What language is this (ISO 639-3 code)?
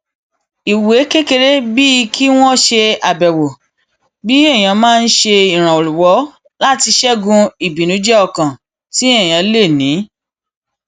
yor